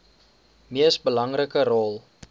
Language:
Afrikaans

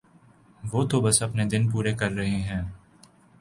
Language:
Urdu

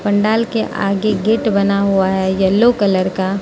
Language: Hindi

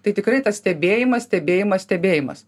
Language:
Lithuanian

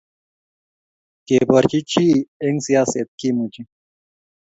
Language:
Kalenjin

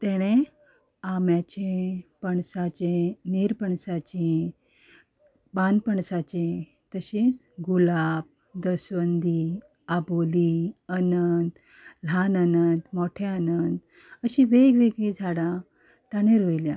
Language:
Konkani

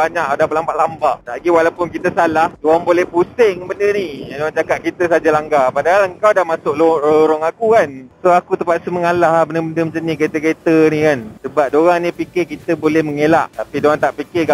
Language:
Malay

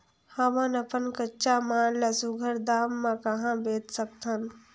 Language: Chhattisgarhi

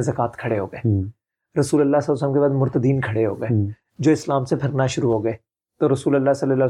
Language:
Urdu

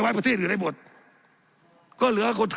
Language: Thai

